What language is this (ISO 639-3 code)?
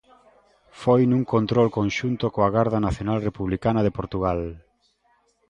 glg